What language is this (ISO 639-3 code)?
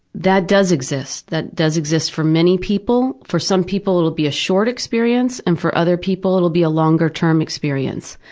eng